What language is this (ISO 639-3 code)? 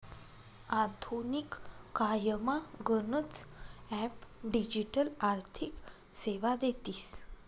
mar